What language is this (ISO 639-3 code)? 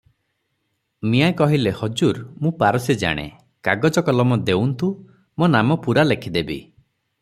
ori